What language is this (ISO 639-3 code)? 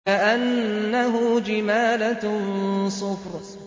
ara